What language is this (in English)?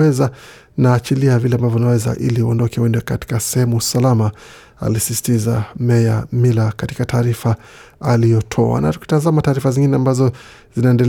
Swahili